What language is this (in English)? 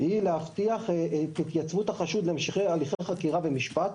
Hebrew